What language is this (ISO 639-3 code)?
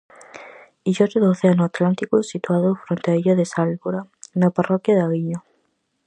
glg